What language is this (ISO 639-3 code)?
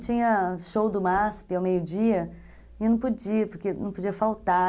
por